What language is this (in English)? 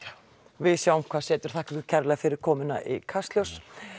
Icelandic